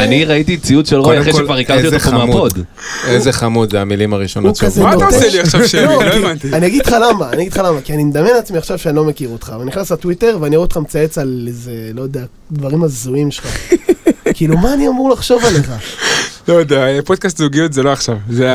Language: Hebrew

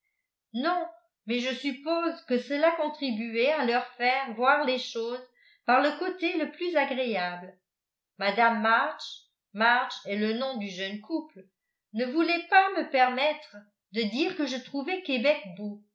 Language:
French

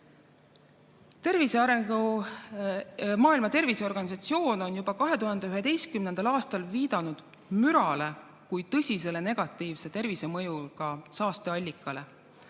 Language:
Estonian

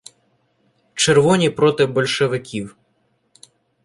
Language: Ukrainian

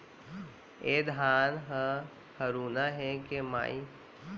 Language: Chhattisgarhi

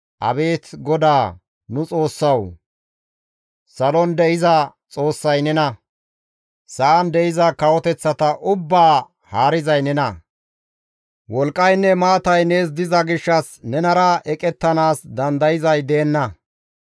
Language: Gamo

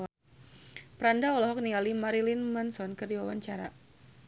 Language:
Sundanese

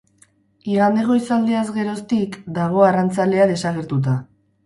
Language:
Basque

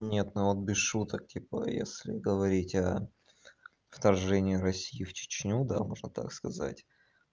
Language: Russian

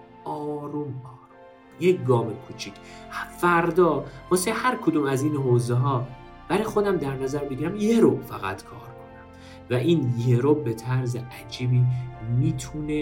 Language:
Persian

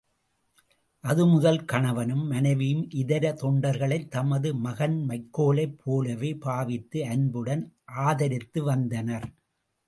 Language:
Tamil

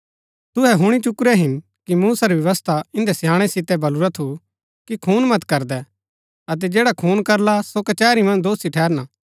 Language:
Gaddi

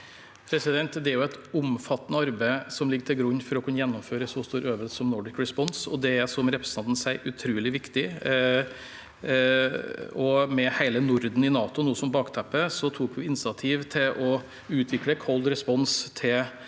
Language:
Norwegian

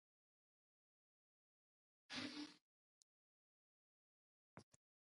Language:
Ghomala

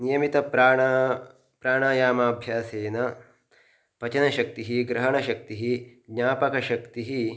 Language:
Sanskrit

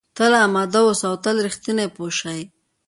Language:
Pashto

